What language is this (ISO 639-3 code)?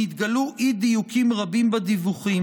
heb